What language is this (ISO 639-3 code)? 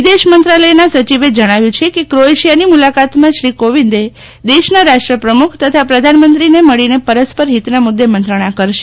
guj